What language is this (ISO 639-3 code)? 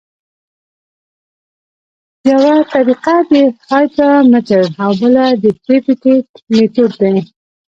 pus